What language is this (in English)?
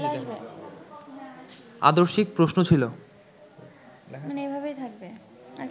Bangla